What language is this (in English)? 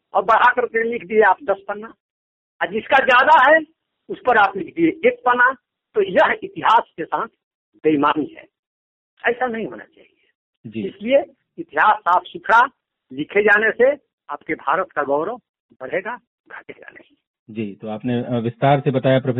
Hindi